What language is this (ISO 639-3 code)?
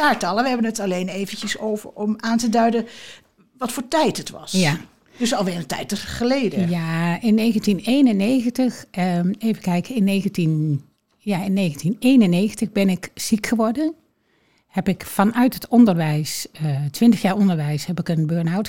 nld